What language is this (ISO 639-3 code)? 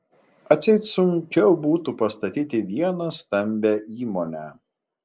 lit